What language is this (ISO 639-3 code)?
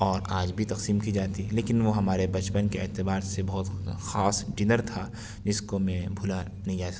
urd